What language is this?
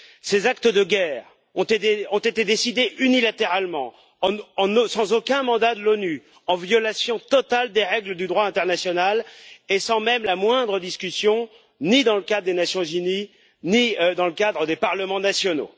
French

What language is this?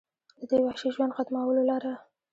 Pashto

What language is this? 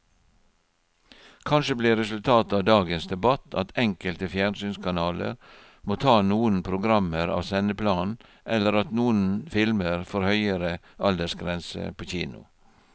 Norwegian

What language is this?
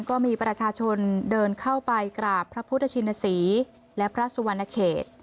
Thai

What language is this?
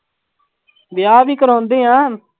Punjabi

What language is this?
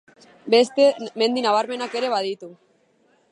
Basque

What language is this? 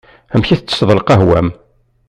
Kabyle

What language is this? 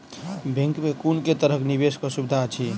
Maithili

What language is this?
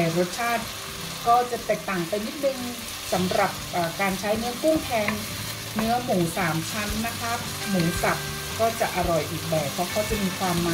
Thai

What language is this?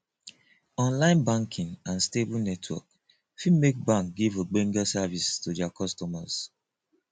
Nigerian Pidgin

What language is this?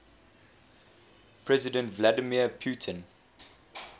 English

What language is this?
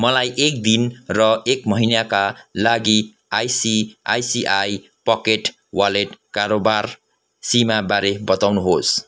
Nepali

